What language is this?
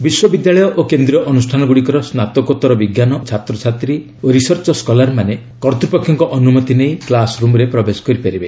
Odia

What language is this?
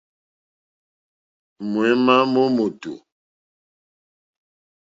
Mokpwe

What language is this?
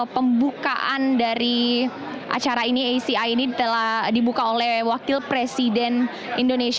Indonesian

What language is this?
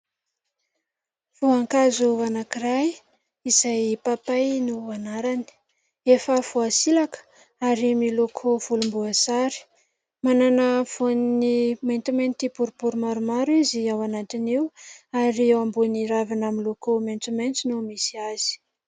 Malagasy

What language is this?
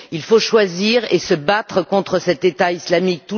French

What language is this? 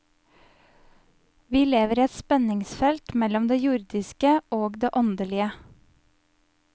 Norwegian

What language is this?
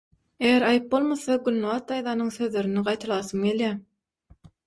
Turkmen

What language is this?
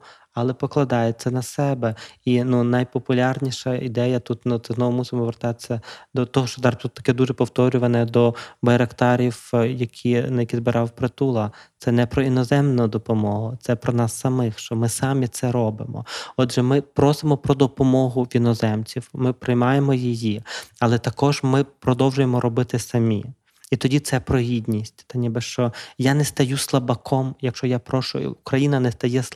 Ukrainian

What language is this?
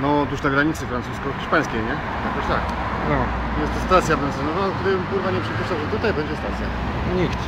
Polish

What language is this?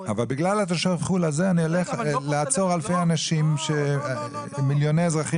Hebrew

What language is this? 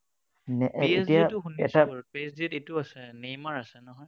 Assamese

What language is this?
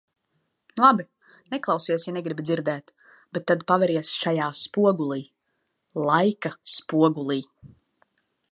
Latvian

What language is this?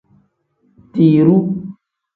Tem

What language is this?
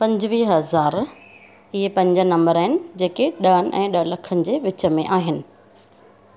Sindhi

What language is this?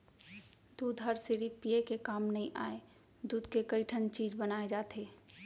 Chhattisgarhi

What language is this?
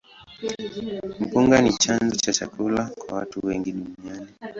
Swahili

